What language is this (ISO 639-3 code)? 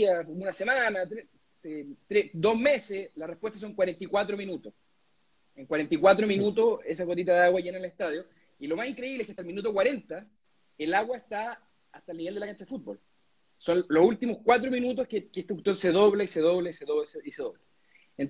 spa